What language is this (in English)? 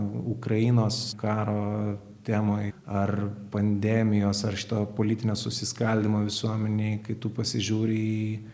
Lithuanian